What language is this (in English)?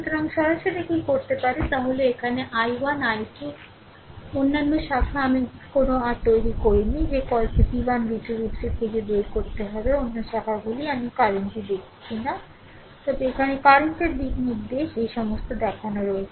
Bangla